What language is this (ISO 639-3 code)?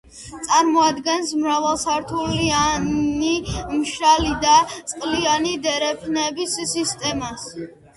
kat